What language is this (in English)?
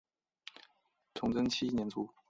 Chinese